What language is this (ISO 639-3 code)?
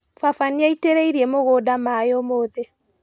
kik